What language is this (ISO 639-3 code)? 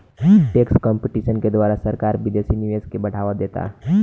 bho